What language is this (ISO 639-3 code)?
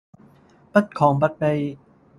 yue